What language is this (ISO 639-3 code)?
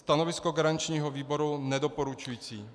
ces